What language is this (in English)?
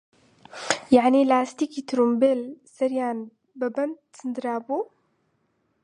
Central Kurdish